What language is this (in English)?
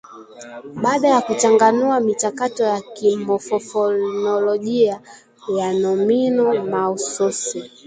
Swahili